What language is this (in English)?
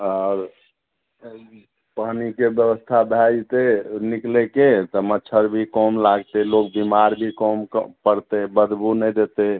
Maithili